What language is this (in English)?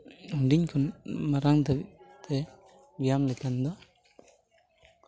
Santali